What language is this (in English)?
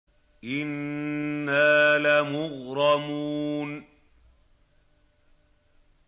Arabic